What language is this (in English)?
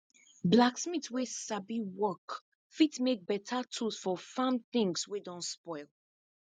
Nigerian Pidgin